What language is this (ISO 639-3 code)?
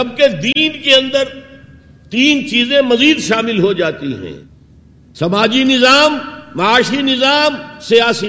urd